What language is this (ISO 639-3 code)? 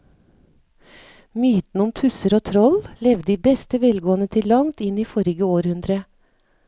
nor